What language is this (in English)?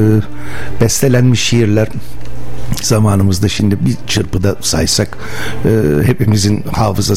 Turkish